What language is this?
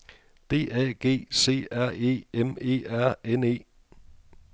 Danish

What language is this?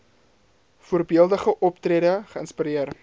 Afrikaans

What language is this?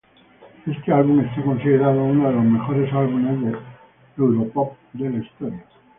Spanish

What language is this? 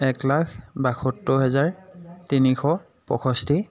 Assamese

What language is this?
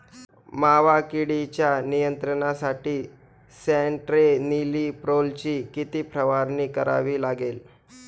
Marathi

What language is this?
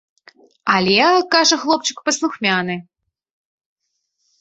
Belarusian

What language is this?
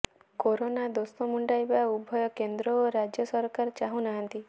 Odia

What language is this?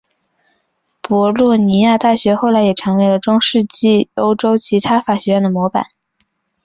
Chinese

